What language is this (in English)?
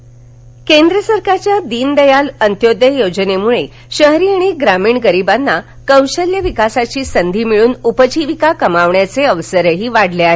Marathi